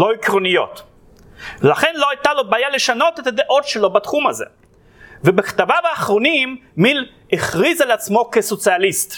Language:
Hebrew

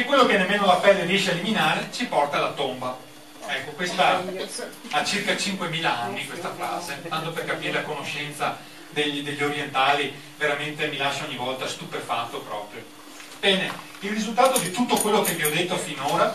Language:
Italian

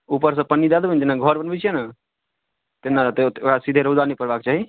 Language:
Maithili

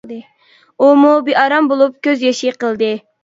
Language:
Uyghur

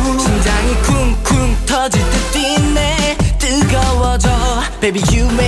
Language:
Korean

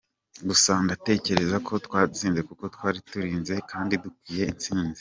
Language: Kinyarwanda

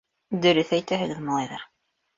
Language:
Bashkir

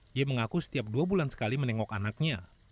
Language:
Indonesian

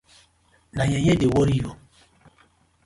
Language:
Nigerian Pidgin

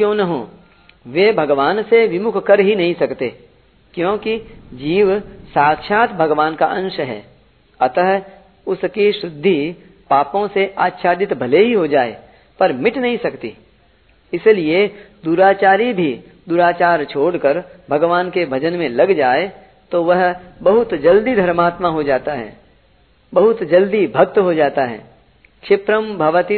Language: Hindi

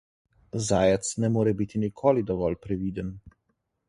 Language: Slovenian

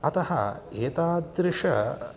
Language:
Sanskrit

